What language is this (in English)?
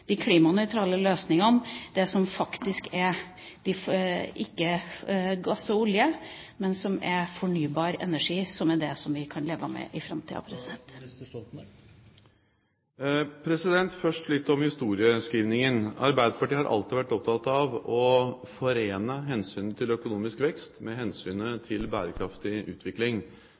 Norwegian